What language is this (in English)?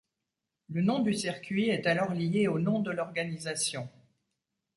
French